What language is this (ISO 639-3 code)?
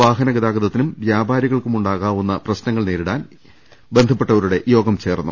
mal